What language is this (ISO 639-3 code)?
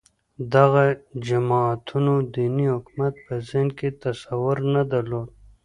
pus